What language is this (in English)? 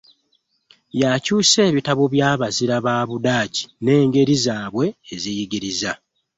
Ganda